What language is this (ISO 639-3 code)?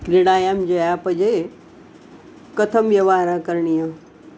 san